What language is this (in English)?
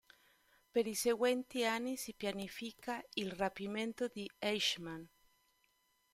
Italian